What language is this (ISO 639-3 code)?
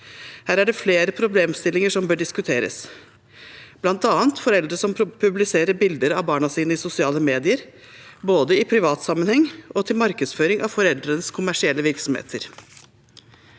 nor